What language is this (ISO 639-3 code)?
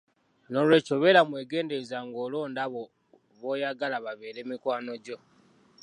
lug